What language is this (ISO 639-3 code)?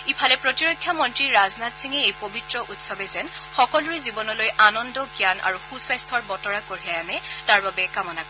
asm